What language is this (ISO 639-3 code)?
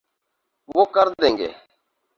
urd